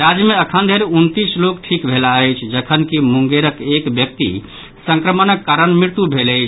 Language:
Maithili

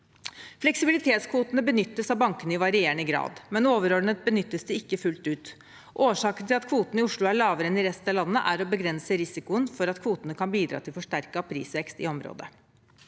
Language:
Norwegian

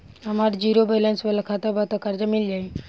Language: Bhojpuri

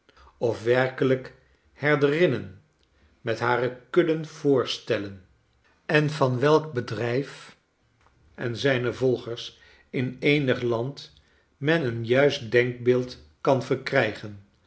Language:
Dutch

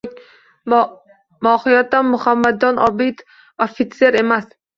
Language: Uzbek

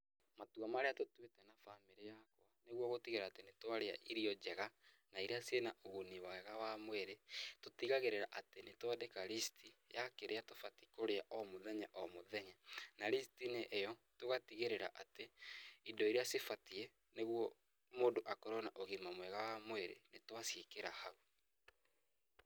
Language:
Kikuyu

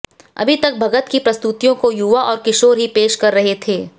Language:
Hindi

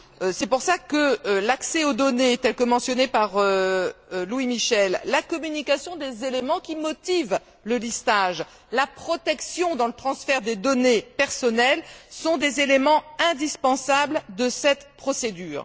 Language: French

